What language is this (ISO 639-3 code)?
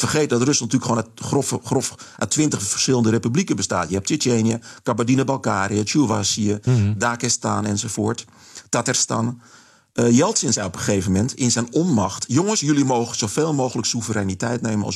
nld